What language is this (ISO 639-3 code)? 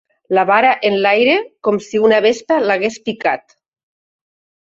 cat